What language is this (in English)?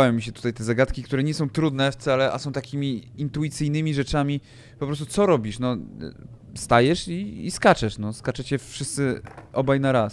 Polish